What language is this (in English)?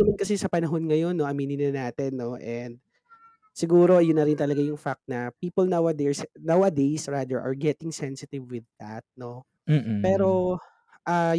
Filipino